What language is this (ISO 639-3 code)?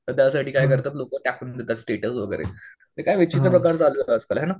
mar